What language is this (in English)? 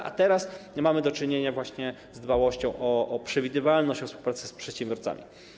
Polish